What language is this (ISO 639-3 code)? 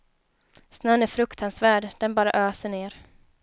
swe